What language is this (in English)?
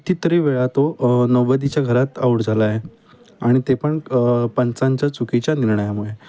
Marathi